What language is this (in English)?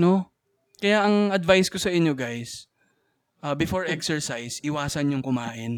Filipino